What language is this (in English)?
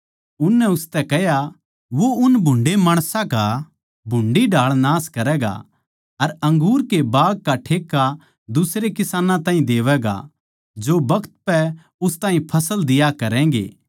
Haryanvi